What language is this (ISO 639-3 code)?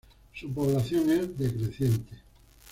spa